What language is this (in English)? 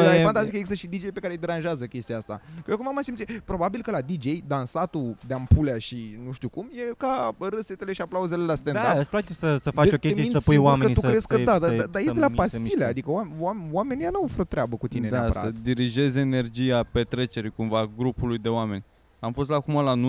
Romanian